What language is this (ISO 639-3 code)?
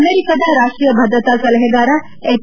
kan